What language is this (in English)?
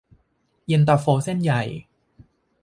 Thai